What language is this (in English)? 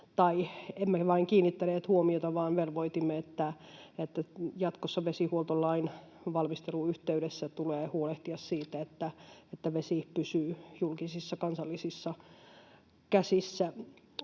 Finnish